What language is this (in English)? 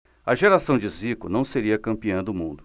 Portuguese